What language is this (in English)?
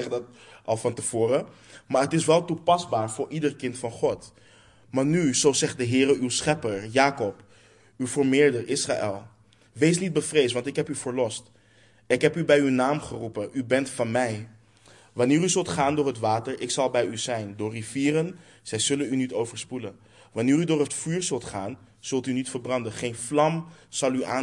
Dutch